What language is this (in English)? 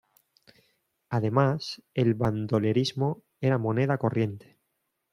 Spanish